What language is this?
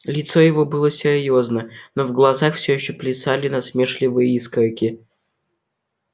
Russian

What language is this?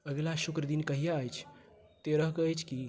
Maithili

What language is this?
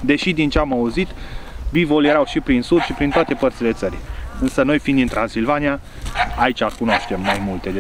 Romanian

